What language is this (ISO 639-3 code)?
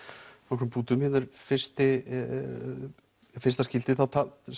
isl